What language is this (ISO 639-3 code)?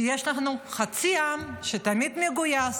heb